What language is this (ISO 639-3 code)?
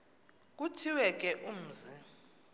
xho